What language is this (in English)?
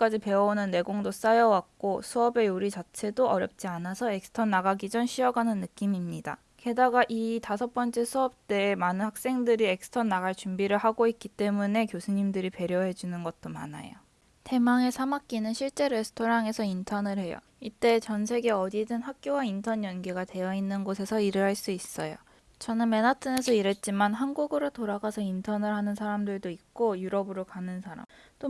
Korean